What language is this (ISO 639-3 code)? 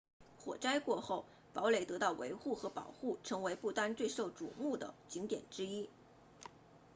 zho